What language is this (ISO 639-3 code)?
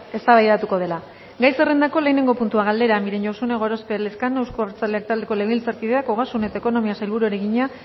eus